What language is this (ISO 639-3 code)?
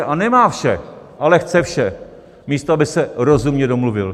ces